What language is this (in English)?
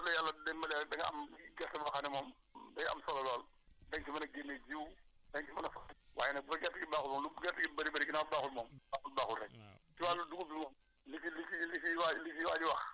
Wolof